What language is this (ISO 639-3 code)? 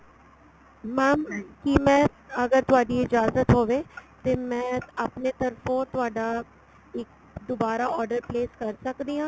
pan